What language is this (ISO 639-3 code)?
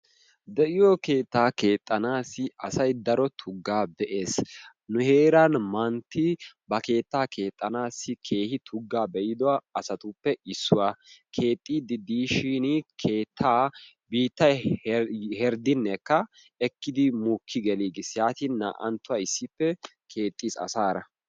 wal